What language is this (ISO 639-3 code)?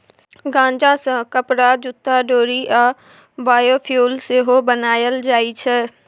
mai